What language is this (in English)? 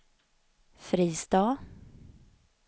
Swedish